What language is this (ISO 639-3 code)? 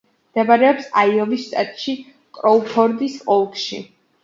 kat